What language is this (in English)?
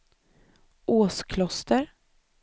Swedish